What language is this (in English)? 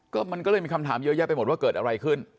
Thai